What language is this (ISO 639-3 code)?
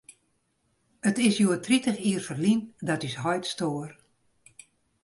fry